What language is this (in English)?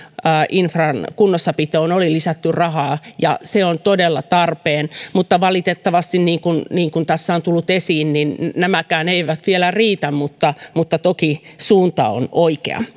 Finnish